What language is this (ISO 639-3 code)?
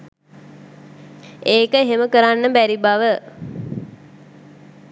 sin